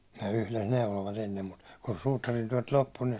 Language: Finnish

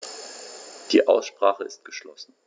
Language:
German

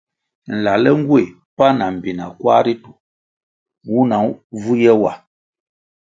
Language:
Kwasio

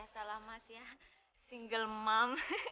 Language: Indonesian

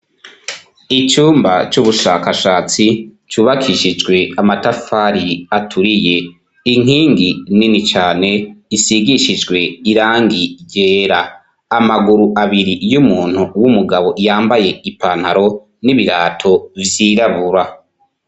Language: Rundi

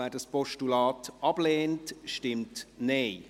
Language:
Swiss German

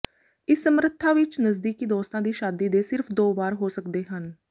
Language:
Punjabi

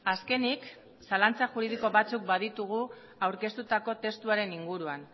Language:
Basque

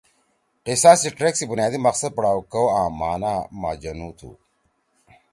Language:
Torwali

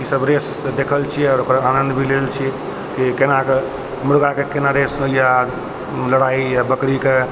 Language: Maithili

